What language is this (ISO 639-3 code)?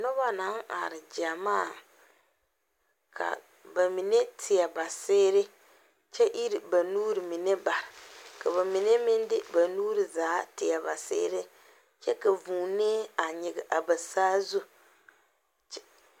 dga